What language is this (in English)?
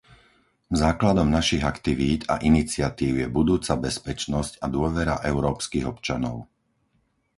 Slovak